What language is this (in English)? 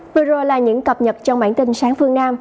Vietnamese